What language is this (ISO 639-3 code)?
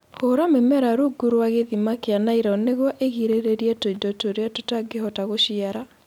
kik